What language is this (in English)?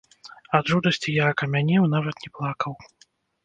Belarusian